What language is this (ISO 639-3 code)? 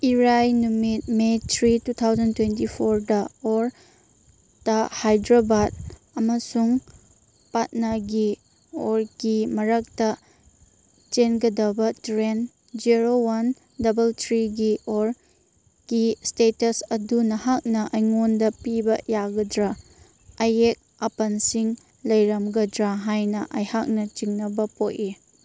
mni